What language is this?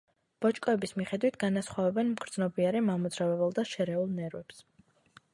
Georgian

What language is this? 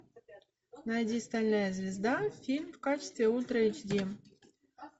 Russian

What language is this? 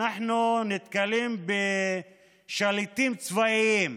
Hebrew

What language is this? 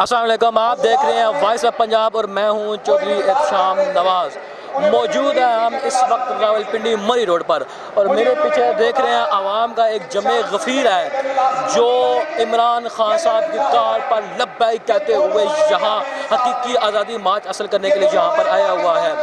Urdu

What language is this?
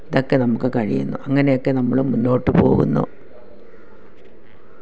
Malayalam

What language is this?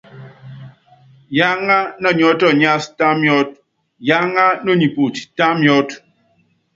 Yangben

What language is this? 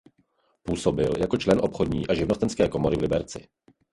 Czech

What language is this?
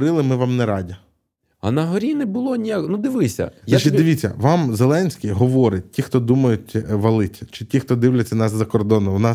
Ukrainian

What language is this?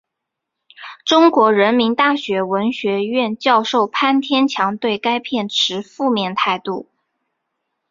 Chinese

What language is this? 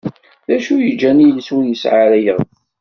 Kabyle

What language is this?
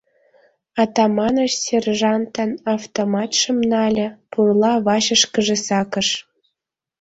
Mari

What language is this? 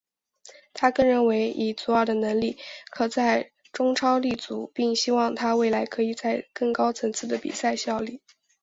Chinese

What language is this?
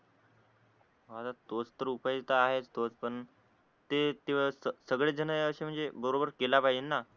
Marathi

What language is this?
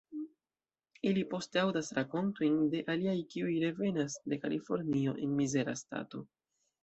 Esperanto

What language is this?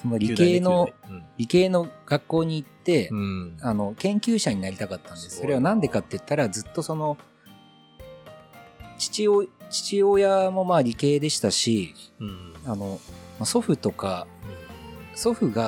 Japanese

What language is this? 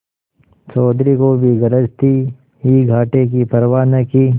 Hindi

